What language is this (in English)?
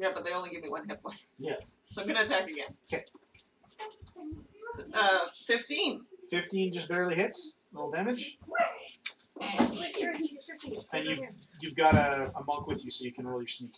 English